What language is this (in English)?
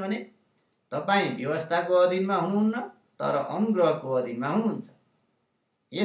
Indonesian